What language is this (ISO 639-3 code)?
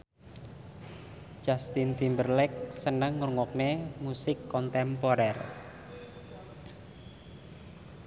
jav